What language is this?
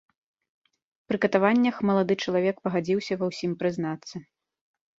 Belarusian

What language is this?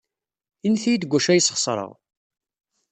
Kabyle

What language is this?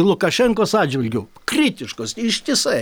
Lithuanian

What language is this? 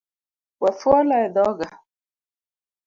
Luo (Kenya and Tanzania)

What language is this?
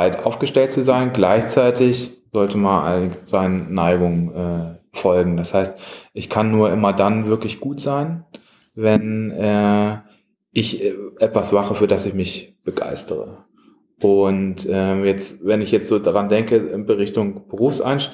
German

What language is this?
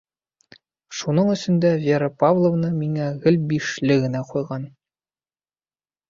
Bashkir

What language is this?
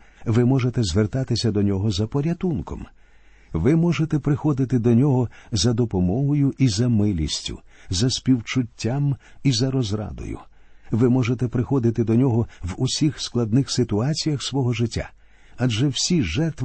Ukrainian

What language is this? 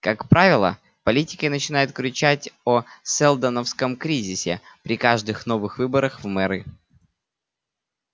Russian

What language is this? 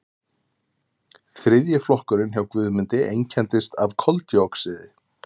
Icelandic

